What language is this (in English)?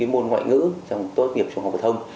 Vietnamese